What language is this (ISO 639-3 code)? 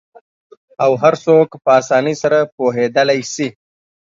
pus